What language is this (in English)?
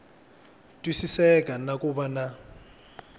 Tsonga